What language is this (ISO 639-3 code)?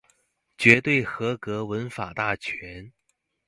zho